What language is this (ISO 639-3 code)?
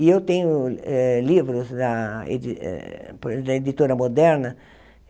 por